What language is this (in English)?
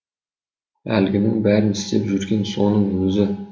Kazakh